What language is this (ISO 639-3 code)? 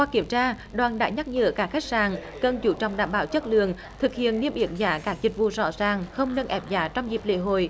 vie